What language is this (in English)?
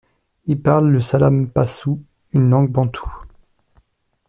French